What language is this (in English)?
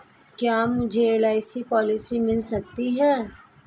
Hindi